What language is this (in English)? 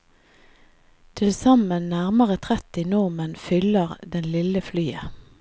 Norwegian